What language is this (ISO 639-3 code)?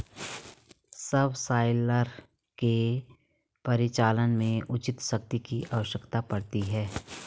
hin